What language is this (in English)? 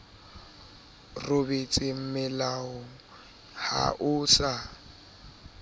Southern Sotho